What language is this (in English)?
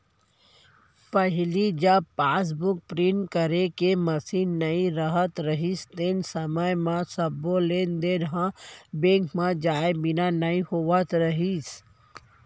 Chhattisgarhi